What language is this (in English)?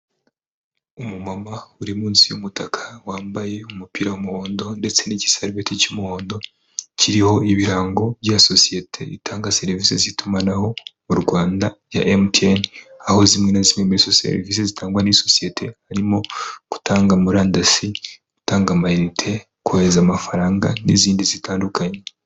Kinyarwanda